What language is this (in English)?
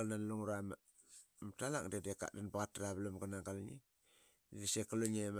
Qaqet